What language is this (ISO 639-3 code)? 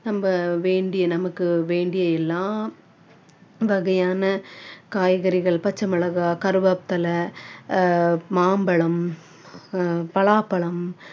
tam